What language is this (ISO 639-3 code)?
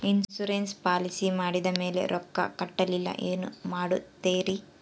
kan